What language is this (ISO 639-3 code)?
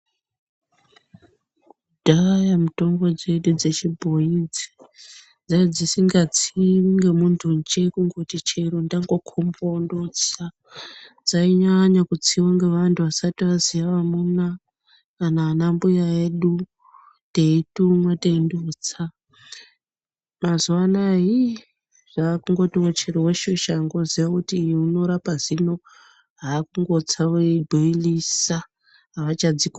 ndc